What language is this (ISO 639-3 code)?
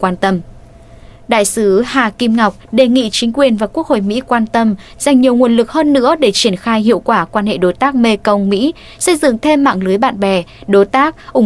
vie